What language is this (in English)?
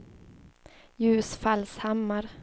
Swedish